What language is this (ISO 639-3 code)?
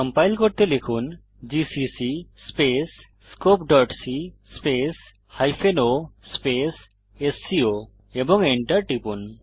ben